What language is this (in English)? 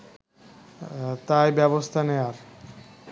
Bangla